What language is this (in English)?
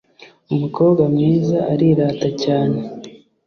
Kinyarwanda